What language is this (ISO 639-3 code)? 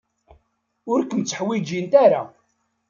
kab